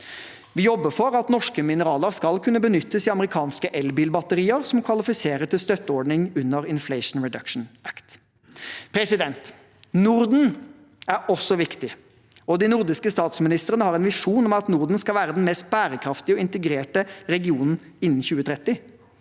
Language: Norwegian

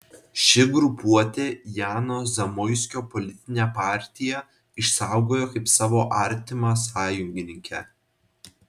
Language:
Lithuanian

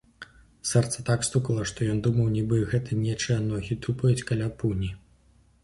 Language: Belarusian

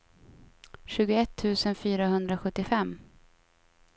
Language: Swedish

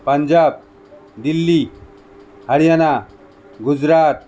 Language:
Assamese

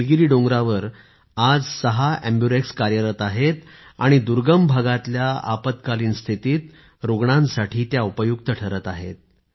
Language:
Marathi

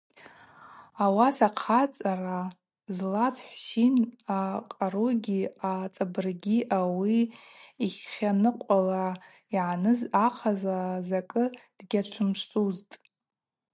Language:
Abaza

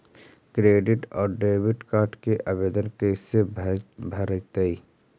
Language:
Magahi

